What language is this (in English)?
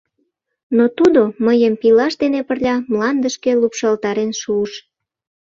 Mari